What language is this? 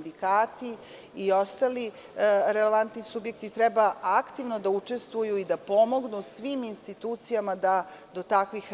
Serbian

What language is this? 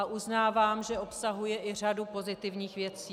Czech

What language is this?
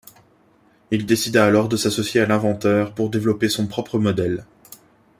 French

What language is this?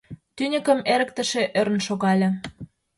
Mari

